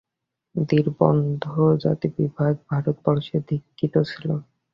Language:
Bangla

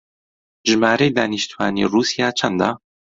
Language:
Central Kurdish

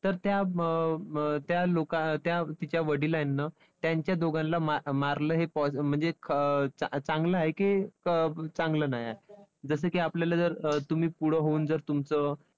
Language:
Marathi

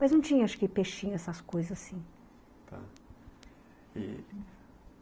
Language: Portuguese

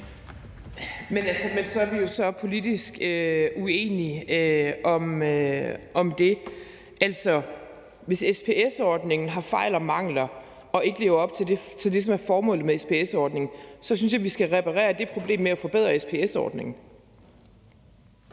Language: Danish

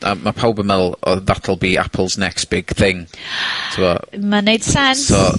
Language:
Welsh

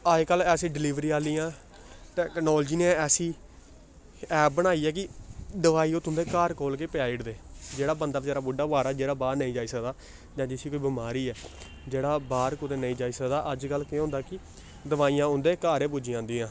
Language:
Dogri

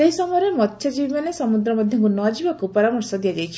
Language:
Odia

